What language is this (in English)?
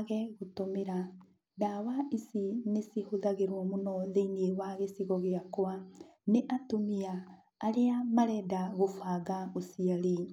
Kikuyu